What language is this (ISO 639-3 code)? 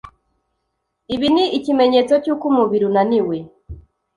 kin